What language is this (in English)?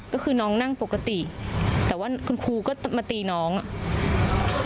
Thai